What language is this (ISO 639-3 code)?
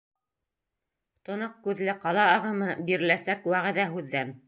bak